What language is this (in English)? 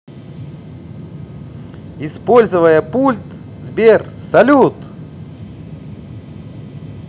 Russian